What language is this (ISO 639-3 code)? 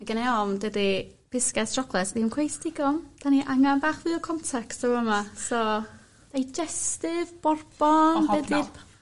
cym